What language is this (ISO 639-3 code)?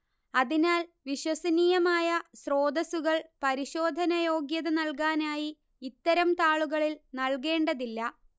mal